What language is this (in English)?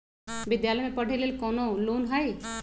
Magahi